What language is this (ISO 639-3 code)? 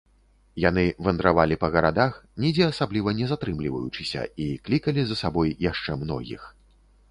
bel